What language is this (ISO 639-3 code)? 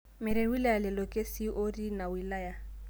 mas